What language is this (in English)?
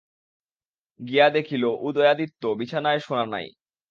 Bangla